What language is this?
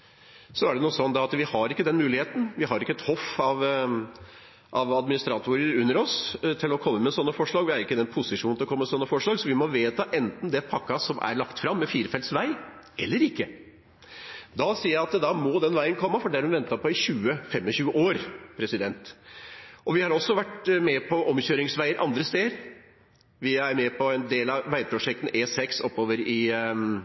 Norwegian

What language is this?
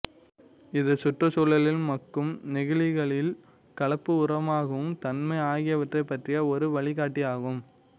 Tamil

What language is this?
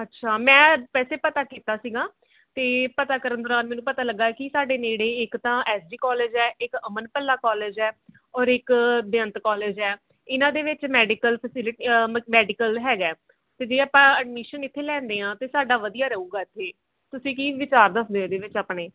Punjabi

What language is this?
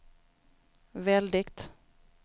Swedish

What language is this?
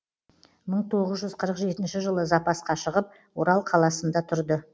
Kazakh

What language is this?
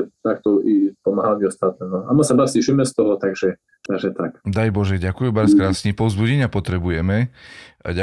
Slovak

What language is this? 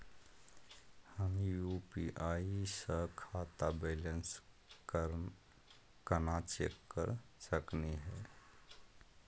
Magahi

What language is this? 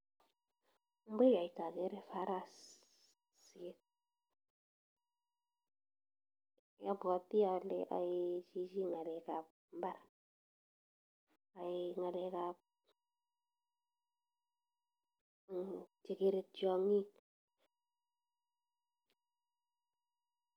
Kalenjin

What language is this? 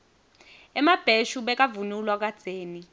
Swati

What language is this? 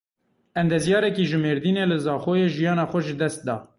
Kurdish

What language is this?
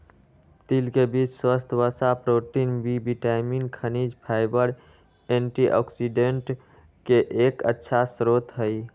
Magahi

